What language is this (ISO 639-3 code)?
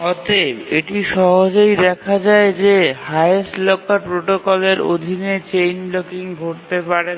ben